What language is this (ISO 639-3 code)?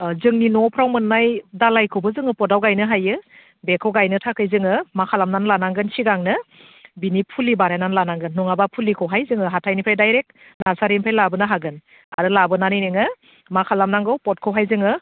brx